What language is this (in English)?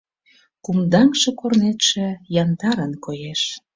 Mari